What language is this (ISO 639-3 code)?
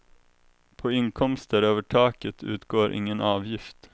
swe